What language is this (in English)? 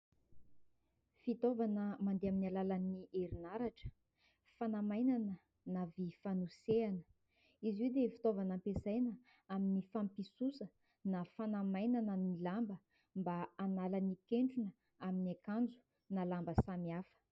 Malagasy